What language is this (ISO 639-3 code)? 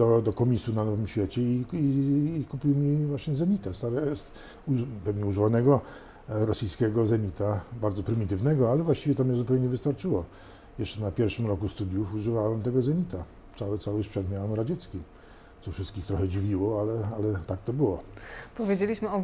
pol